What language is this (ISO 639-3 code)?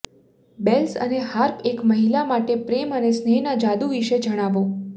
guj